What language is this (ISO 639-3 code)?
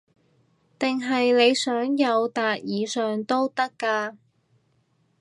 yue